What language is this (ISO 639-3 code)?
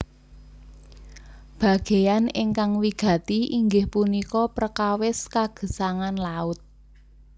jav